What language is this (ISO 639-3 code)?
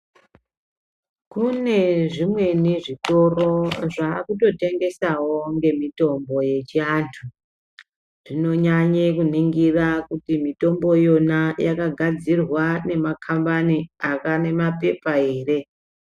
ndc